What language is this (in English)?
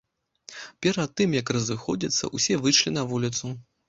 Belarusian